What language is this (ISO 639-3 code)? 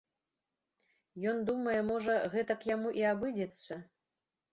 bel